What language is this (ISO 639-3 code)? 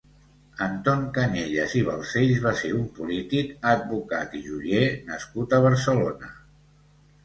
cat